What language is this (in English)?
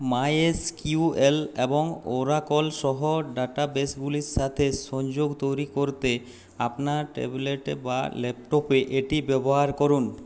Bangla